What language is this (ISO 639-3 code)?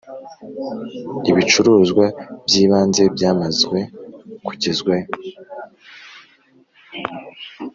kin